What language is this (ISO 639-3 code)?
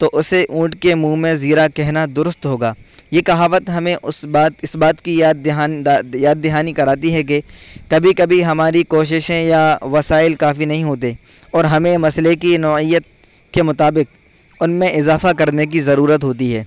urd